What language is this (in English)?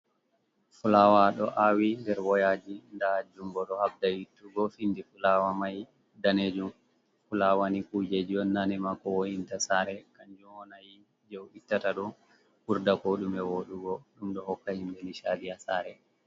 Fula